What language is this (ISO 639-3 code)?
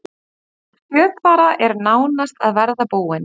isl